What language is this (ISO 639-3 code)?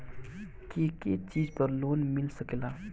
bho